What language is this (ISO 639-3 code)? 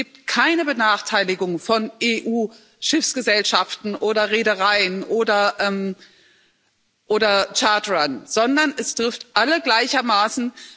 deu